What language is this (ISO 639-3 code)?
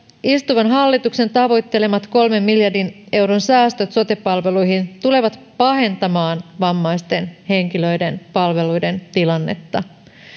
fin